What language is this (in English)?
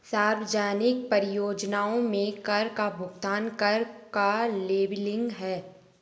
Hindi